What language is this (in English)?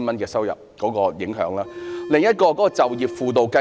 Cantonese